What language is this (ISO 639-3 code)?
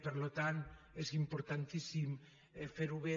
cat